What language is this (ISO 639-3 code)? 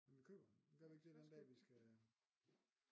dan